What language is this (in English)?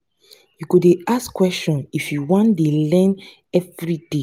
Nigerian Pidgin